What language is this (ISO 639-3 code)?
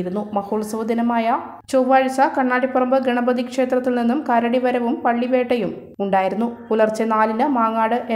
ara